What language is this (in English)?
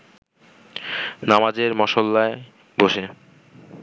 Bangla